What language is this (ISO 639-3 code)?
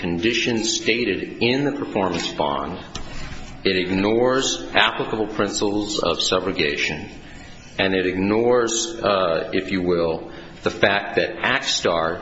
eng